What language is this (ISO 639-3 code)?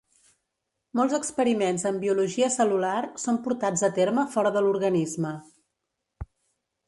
cat